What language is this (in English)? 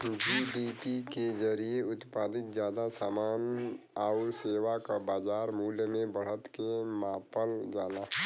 Bhojpuri